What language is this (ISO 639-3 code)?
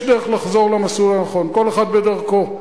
heb